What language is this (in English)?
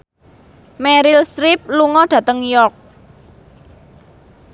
Javanese